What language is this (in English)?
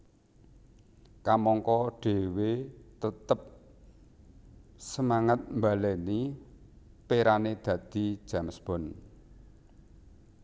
Javanese